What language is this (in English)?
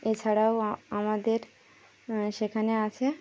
Bangla